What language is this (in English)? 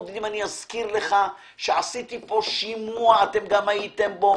Hebrew